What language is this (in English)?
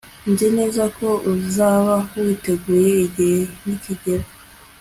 Kinyarwanda